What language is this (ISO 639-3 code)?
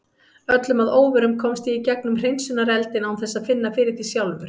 isl